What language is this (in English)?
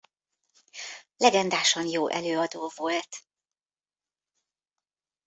Hungarian